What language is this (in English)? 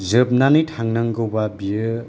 Bodo